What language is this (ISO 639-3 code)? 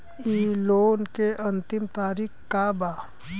bho